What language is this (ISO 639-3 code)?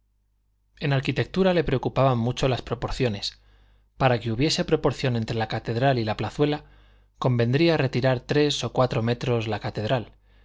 spa